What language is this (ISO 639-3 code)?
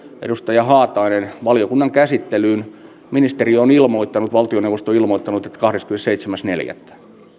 fin